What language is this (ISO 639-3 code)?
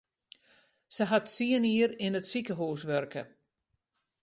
fry